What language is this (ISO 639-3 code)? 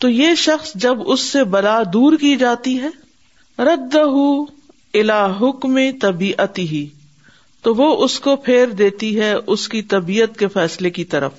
urd